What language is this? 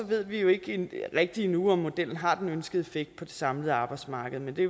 Danish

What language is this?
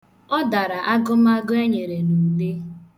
Igbo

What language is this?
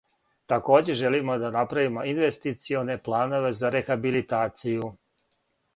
Serbian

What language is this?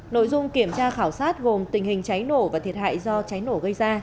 Vietnamese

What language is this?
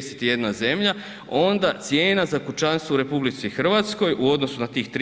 Croatian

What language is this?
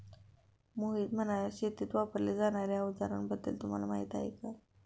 Marathi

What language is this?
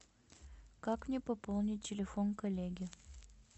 Russian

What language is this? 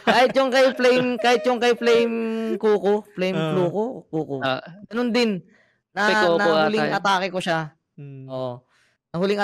Filipino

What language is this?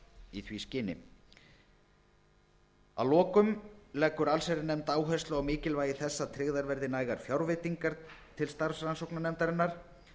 Icelandic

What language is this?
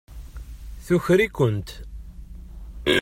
Kabyle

